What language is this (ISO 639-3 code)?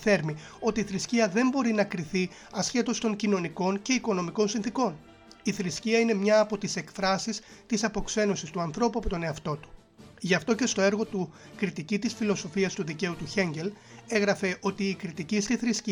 ell